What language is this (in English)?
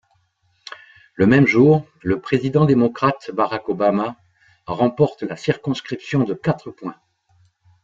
French